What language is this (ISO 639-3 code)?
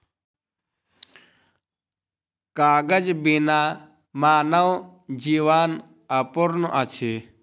mai